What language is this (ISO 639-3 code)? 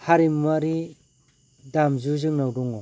brx